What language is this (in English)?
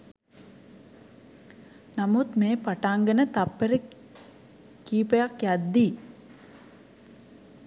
Sinhala